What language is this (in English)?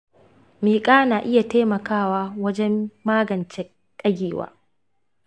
Hausa